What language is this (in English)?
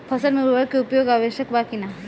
Bhojpuri